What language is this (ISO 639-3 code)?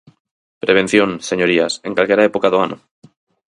glg